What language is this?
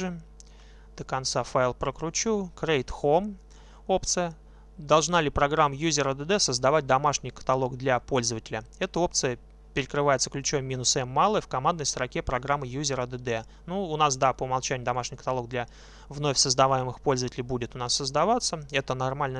Russian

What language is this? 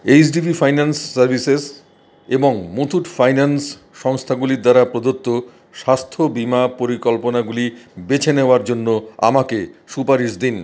Bangla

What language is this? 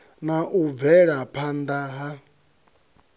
Venda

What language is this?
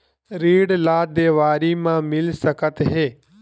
Chhattisgarhi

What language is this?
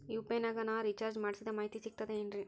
Kannada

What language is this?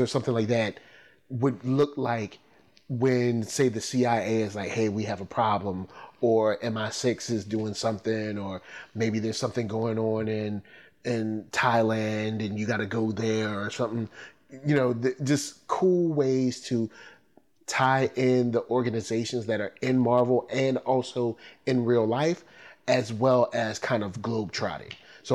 English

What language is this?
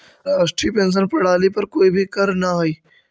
Magahi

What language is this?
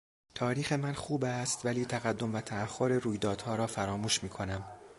Persian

